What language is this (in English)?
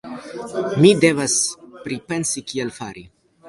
Esperanto